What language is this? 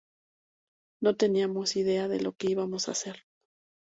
Spanish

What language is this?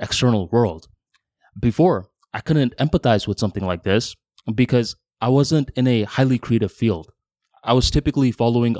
English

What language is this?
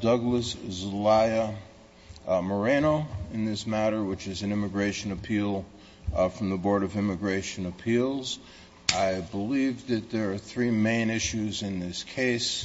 English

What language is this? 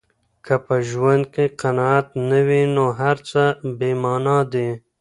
Pashto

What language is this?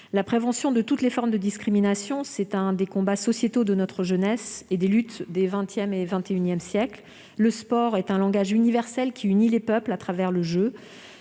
French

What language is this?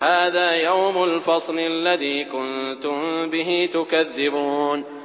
Arabic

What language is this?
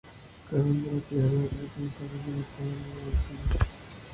Spanish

